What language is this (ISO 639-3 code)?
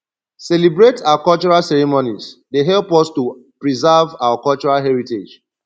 pcm